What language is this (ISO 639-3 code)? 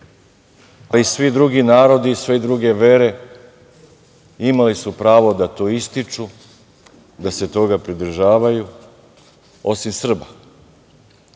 srp